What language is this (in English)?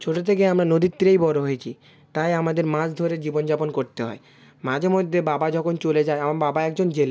Bangla